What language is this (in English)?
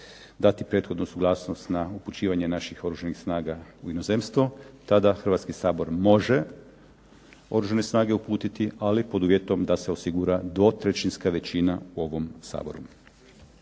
Croatian